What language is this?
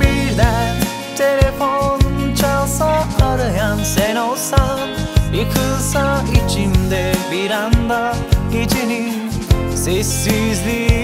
Turkish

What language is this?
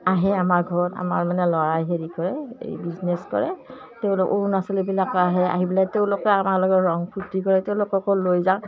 Assamese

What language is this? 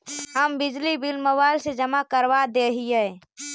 Magahi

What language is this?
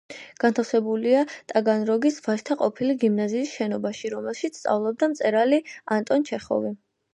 Georgian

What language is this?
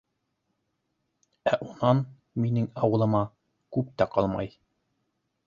Bashkir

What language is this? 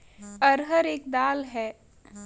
Hindi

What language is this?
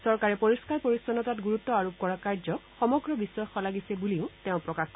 Assamese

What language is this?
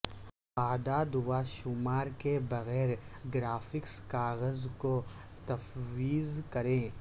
Urdu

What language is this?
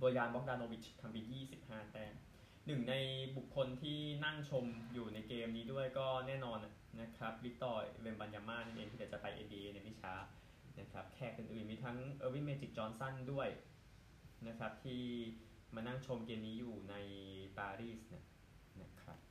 Thai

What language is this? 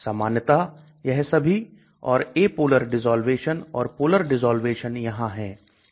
Hindi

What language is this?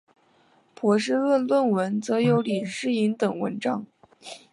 Chinese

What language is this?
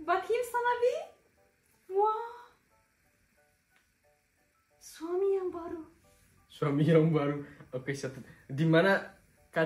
Indonesian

